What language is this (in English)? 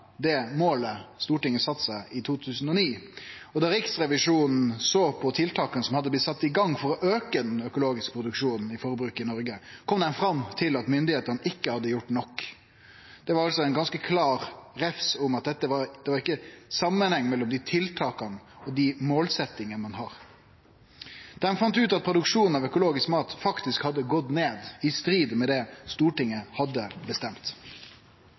Norwegian Nynorsk